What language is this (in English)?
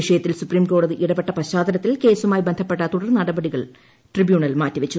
Malayalam